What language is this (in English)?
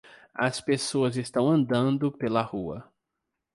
Portuguese